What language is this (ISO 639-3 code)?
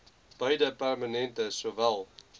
afr